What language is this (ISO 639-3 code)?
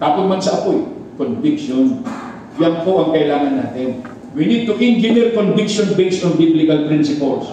fil